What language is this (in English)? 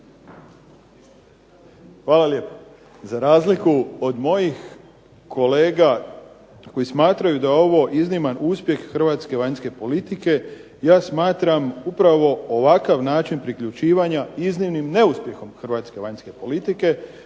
Croatian